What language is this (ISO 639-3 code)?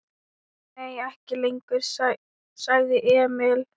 isl